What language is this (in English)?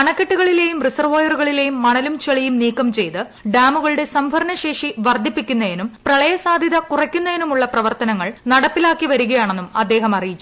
Malayalam